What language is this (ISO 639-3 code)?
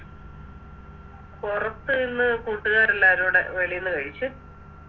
mal